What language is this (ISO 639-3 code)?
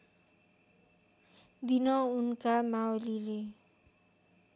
nep